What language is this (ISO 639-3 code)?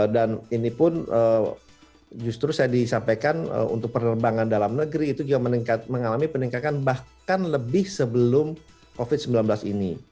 ind